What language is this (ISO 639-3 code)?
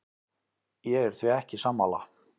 isl